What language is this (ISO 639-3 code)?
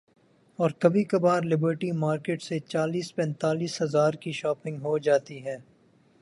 urd